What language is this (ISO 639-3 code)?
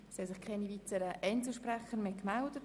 gsw